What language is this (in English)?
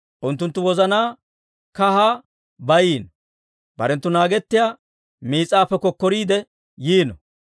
Dawro